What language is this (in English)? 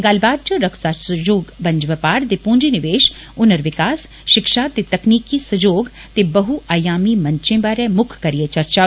Dogri